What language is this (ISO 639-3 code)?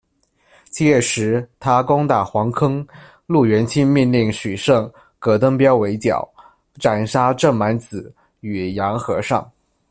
zho